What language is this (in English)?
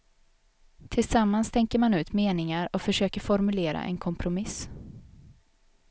Swedish